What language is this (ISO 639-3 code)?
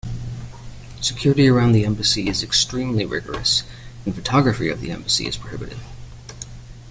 eng